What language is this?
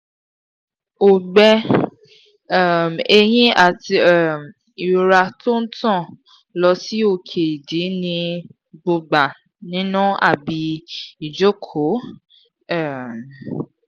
Yoruba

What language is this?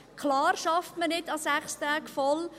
Swiss German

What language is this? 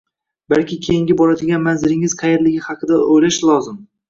Uzbek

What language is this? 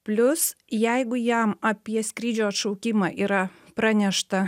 Lithuanian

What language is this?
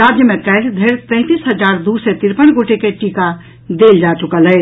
Maithili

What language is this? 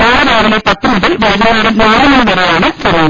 Malayalam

